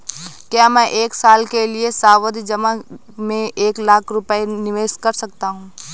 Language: Hindi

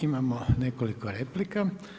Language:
Croatian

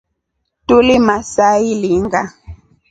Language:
Rombo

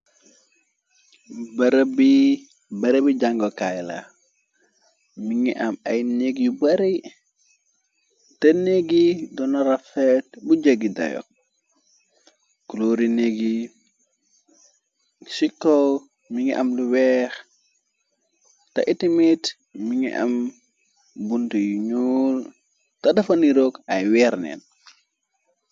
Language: Wolof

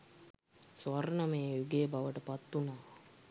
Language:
Sinhala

